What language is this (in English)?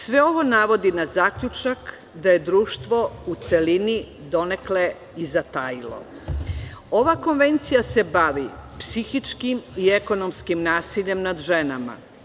Serbian